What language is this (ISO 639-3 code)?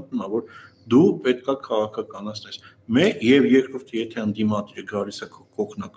ron